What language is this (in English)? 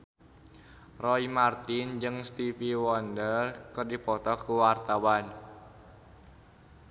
Sundanese